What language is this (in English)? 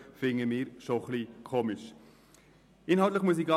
Swiss German